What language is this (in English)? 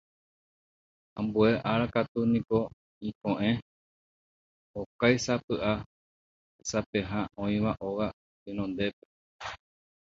Guarani